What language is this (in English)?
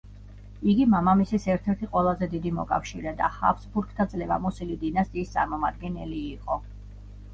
Georgian